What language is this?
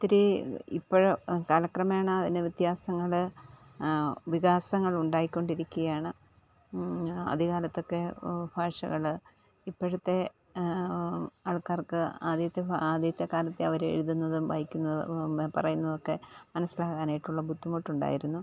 Malayalam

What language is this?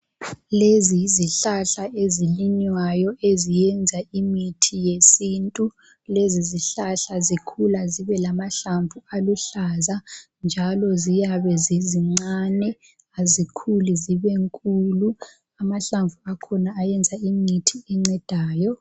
North Ndebele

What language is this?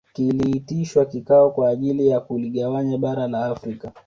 Swahili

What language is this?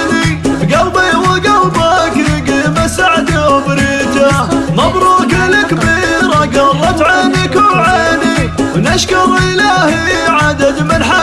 Arabic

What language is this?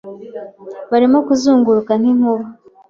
Kinyarwanda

